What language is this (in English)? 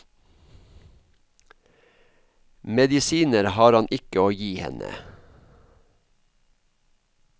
Norwegian